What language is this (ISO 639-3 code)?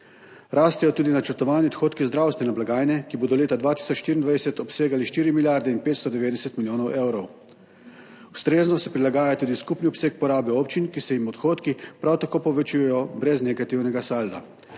slv